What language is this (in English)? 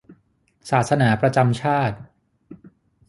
Thai